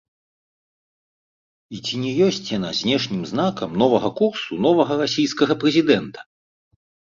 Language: Belarusian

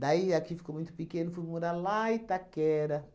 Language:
Portuguese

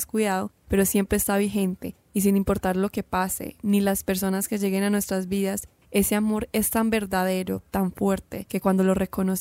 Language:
Spanish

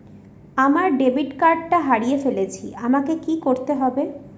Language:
Bangla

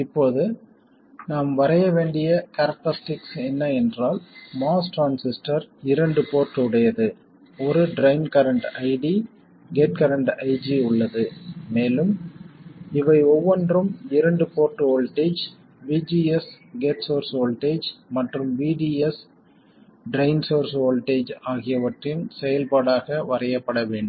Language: Tamil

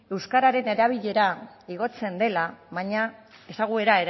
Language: Basque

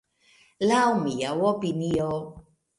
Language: Esperanto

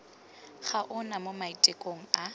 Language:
Tswana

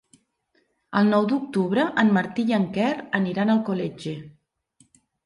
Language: Catalan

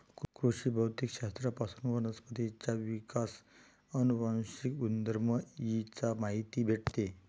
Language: Marathi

